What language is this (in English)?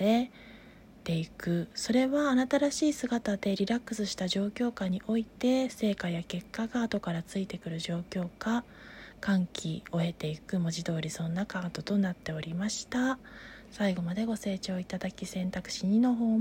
Japanese